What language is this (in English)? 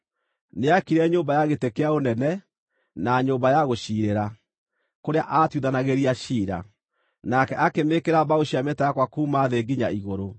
Kikuyu